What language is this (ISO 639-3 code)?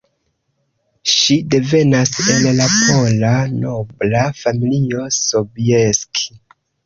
epo